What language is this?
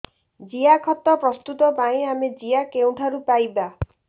Odia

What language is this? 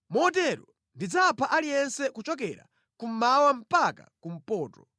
Nyanja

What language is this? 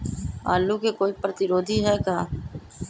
Magahi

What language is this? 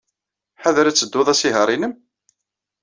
Kabyle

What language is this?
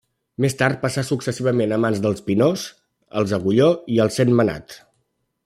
Catalan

